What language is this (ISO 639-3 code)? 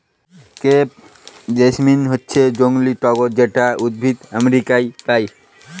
ben